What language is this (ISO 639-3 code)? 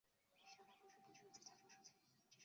zho